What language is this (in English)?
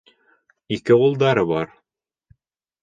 Bashkir